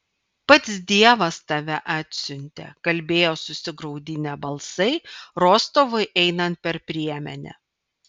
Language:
Lithuanian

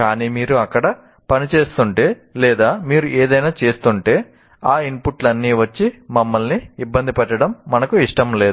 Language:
Telugu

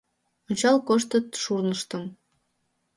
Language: Mari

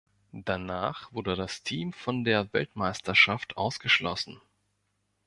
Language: German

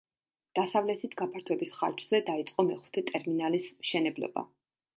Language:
Georgian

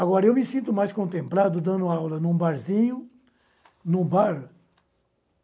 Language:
Portuguese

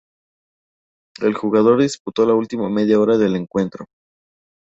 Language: Spanish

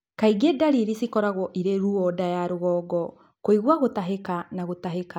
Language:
Kikuyu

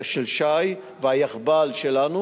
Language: Hebrew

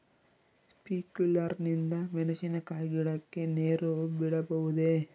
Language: Kannada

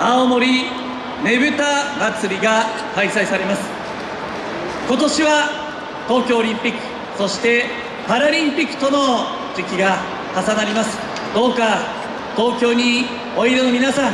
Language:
Japanese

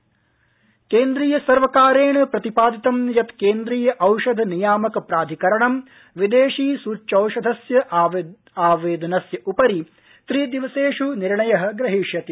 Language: Sanskrit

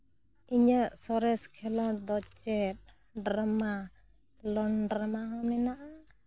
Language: Santali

